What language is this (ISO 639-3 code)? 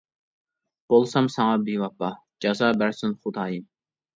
uig